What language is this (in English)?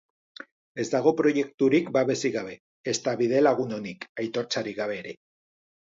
Basque